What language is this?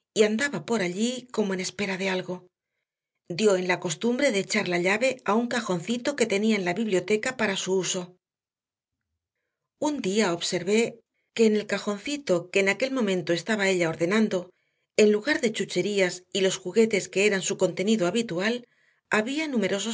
Spanish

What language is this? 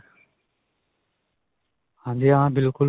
Punjabi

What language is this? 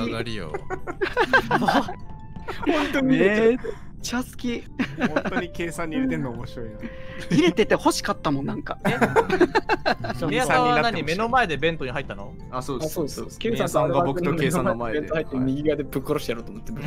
Japanese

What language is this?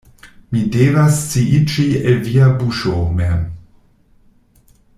Esperanto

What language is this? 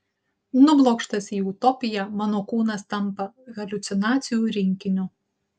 Lithuanian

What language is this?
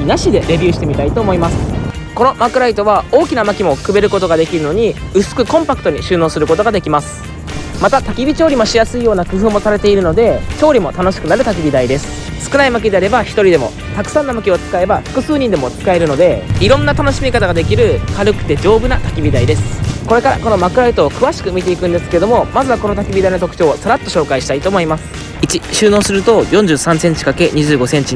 Japanese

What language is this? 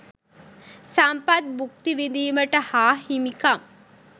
Sinhala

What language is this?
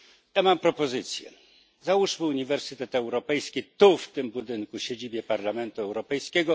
Polish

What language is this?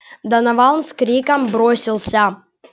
Russian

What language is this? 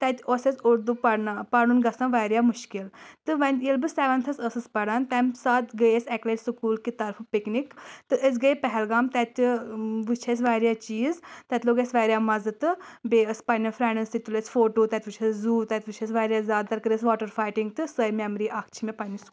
Kashmiri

